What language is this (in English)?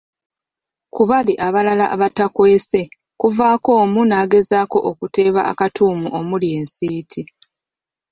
Ganda